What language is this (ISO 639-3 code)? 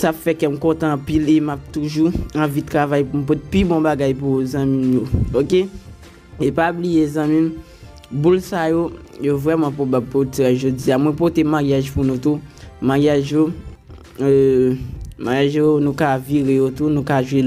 fra